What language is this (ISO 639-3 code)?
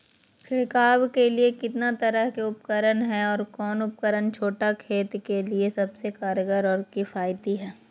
mag